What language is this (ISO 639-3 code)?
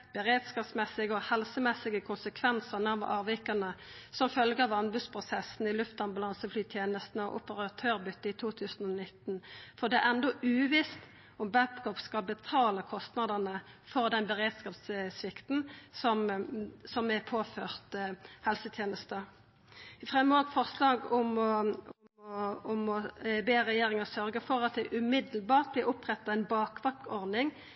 nno